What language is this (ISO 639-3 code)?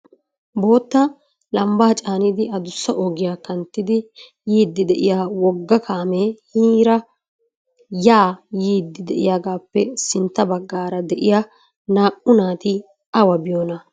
wal